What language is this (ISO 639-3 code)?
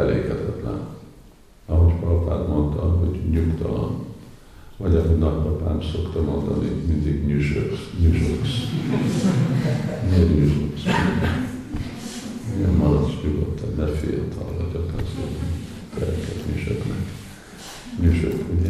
hun